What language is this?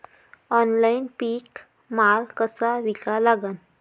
Marathi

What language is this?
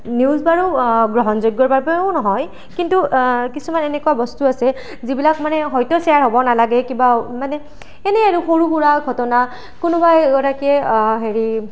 Assamese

